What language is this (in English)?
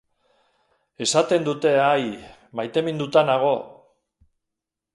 Basque